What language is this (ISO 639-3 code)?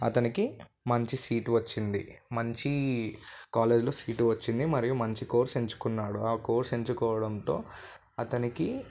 tel